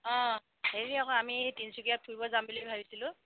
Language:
Assamese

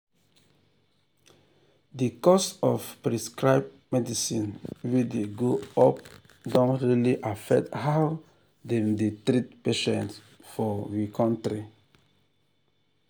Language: Nigerian Pidgin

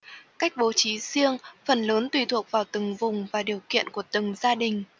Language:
Vietnamese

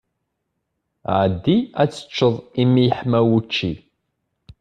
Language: Kabyle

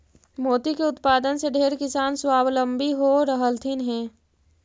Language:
Magahi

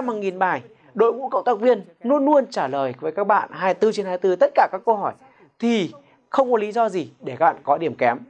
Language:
Vietnamese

